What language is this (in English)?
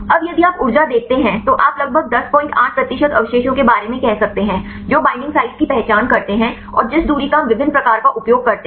Hindi